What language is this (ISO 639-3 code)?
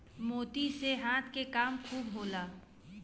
bho